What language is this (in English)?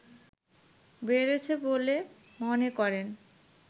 Bangla